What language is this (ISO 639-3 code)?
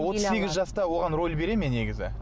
kaz